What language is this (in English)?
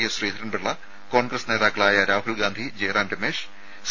Malayalam